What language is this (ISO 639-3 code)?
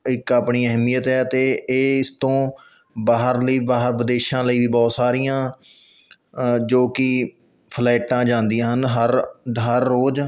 pan